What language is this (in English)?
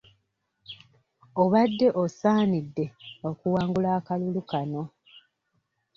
Ganda